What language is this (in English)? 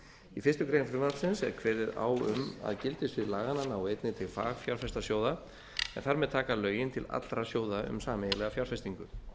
Icelandic